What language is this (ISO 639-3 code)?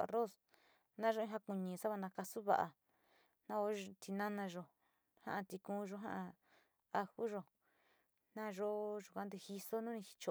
xti